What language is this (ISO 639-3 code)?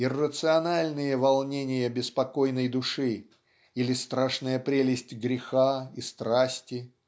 rus